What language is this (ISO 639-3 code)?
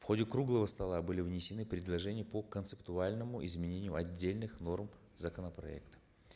kaz